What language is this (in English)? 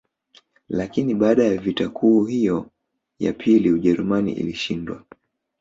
Swahili